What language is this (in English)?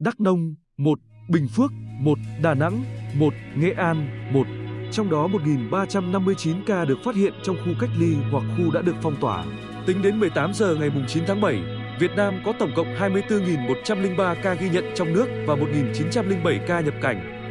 Vietnamese